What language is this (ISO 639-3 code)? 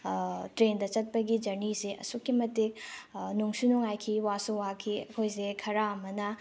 mni